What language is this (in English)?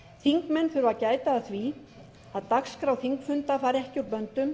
Icelandic